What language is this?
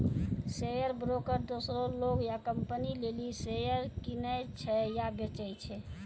Maithili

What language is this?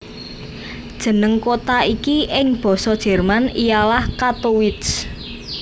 Javanese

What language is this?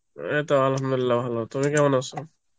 Bangla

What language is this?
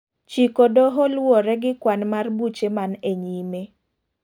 Luo (Kenya and Tanzania)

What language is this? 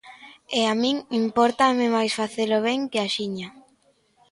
Galician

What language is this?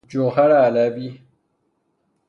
Persian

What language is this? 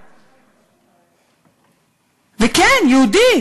Hebrew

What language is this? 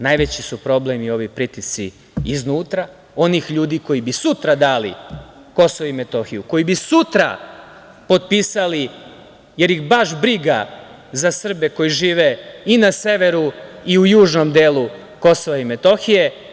Serbian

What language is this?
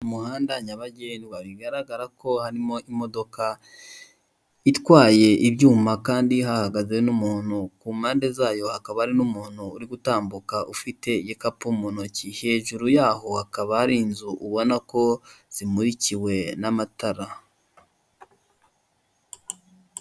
Kinyarwanda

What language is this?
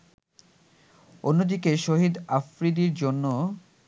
Bangla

